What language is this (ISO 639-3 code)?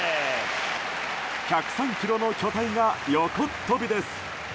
jpn